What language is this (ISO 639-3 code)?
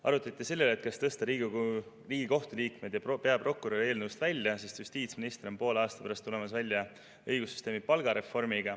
est